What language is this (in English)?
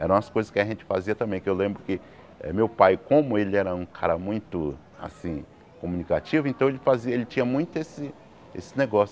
Portuguese